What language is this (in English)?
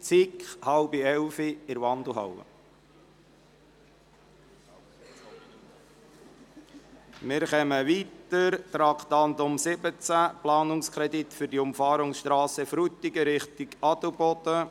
Swiss German